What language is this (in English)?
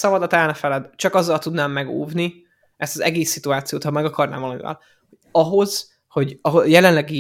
Hungarian